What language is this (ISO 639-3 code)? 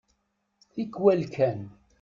kab